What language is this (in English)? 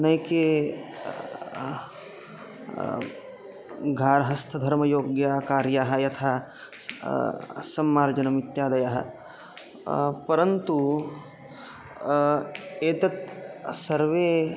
Sanskrit